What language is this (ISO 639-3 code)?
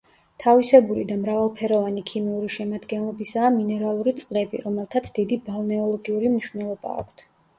kat